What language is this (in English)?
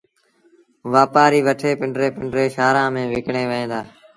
Sindhi Bhil